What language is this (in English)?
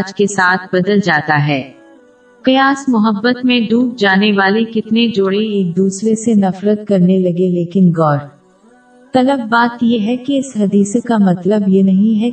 Urdu